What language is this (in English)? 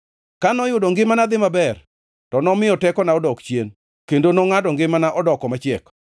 Luo (Kenya and Tanzania)